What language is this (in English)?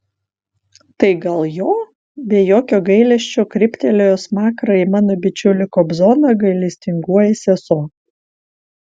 Lithuanian